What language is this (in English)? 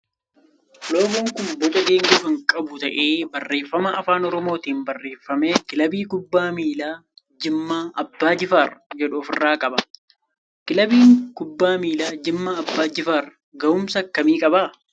Oromo